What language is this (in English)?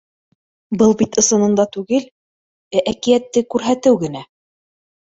Bashkir